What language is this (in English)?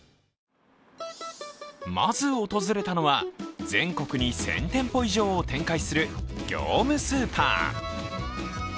Japanese